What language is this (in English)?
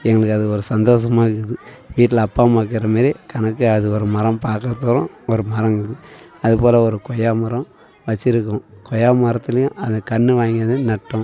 Tamil